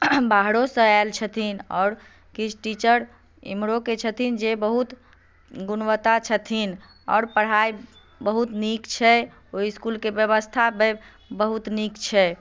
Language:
Maithili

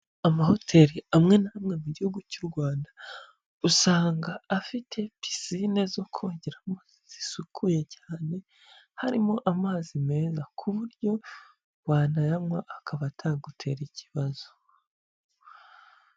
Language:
Kinyarwanda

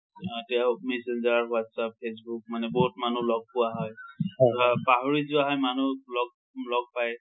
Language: Assamese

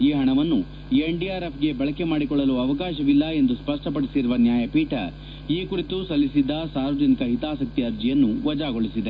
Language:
Kannada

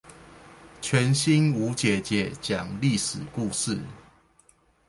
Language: Chinese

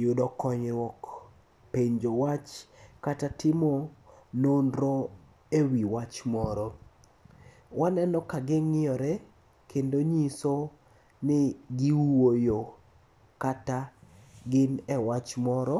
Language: Luo (Kenya and Tanzania)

